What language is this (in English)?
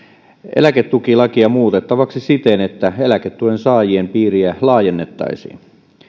Finnish